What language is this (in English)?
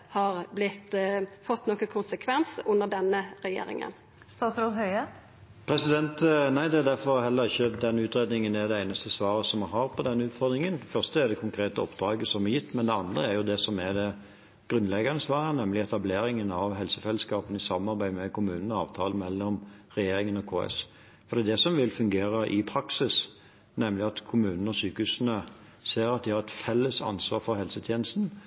Norwegian